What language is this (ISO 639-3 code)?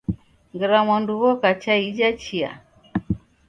dav